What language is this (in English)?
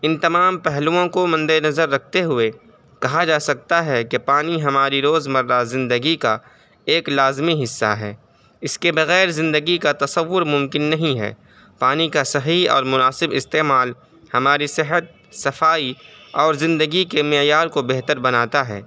Urdu